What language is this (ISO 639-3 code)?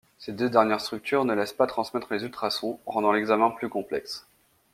fra